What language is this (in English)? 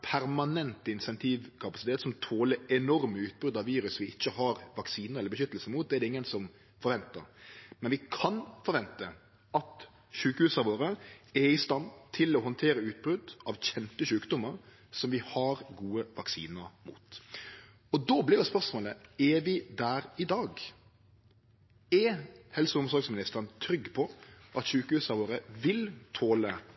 Norwegian Nynorsk